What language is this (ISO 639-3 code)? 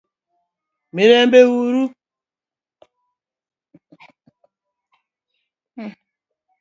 luo